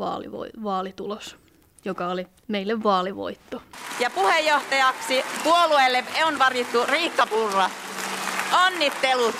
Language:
Finnish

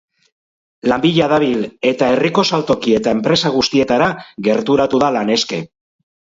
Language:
Basque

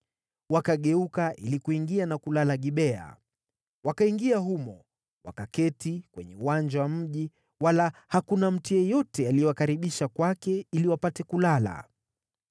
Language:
Swahili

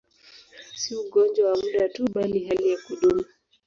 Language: Swahili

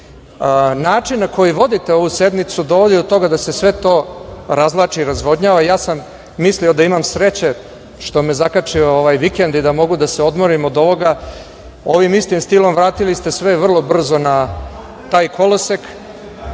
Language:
Serbian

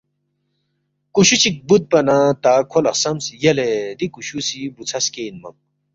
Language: Balti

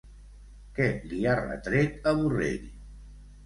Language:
Catalan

